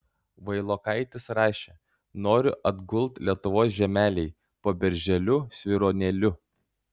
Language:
Lithuanian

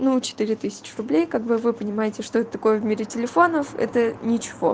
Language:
Russian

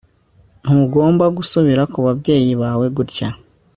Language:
Kinyarwanda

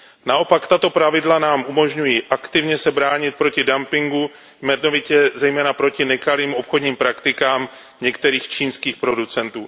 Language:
Czech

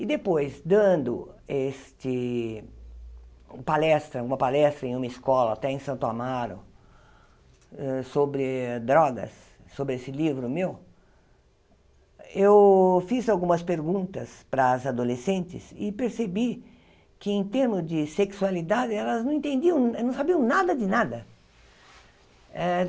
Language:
Portuguese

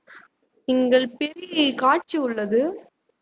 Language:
Tamil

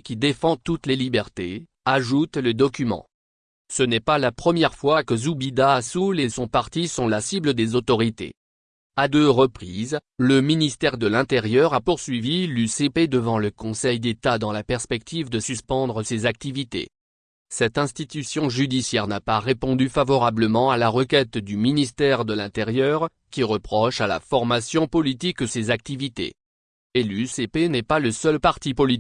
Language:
French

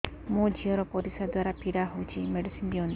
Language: Odia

